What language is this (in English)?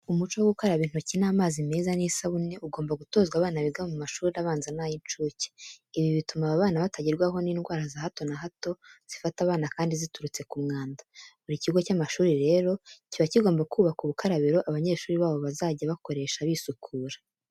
Kinyarwanda